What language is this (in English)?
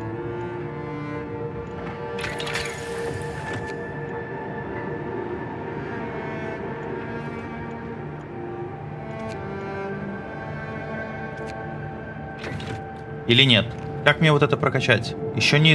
Russian